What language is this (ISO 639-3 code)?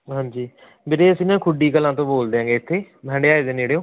pan